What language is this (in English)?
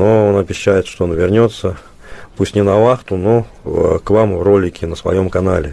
Russian